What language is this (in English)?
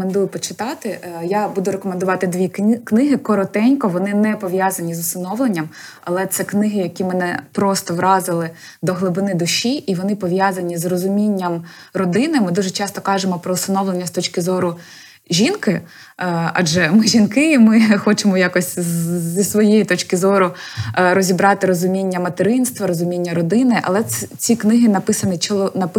Ukrainian